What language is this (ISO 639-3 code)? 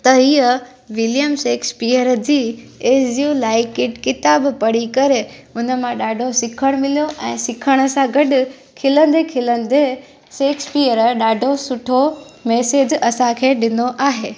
snd